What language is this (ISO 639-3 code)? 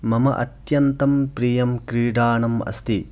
san